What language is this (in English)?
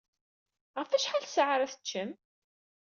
Kabyle